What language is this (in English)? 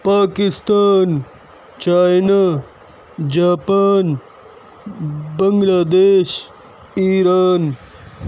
Urdu